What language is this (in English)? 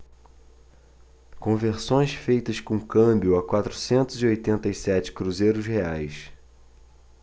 Portuguese